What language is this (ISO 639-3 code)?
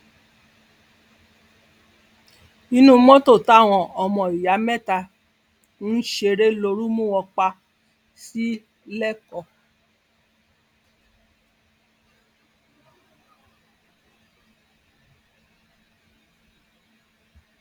yor